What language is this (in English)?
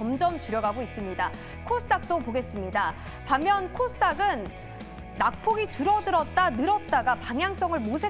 Korean